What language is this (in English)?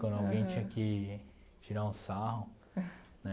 Portuguese